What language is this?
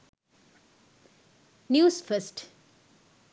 Sinhala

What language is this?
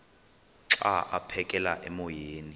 Xhosa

